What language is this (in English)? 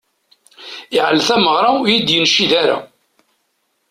Kabyle